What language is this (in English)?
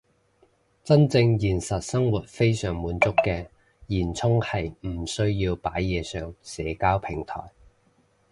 Cantonese